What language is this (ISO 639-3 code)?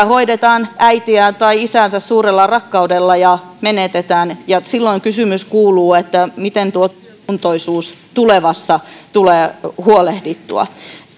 fin